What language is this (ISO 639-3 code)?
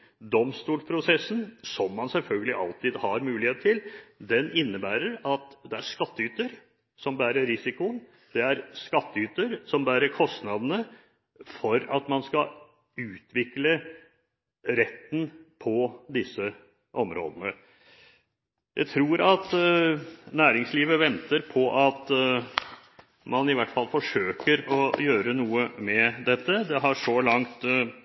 nob